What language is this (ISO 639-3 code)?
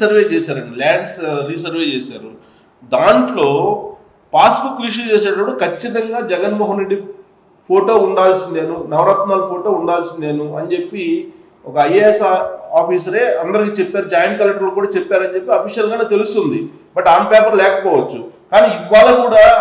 tel